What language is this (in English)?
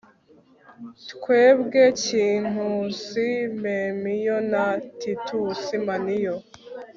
Kinyarwanda